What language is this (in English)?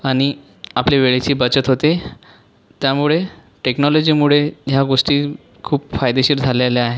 Marathi